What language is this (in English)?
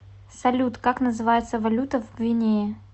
Russian